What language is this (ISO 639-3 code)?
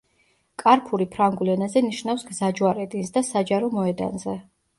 kat